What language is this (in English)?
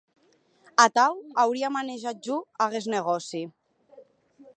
Occitan